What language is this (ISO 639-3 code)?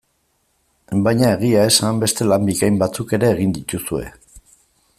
eus